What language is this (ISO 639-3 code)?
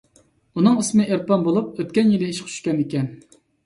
uig